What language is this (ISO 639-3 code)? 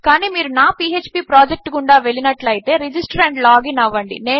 tel